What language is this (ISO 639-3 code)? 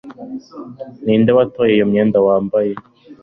kin